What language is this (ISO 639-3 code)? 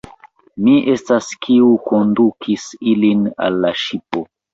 epo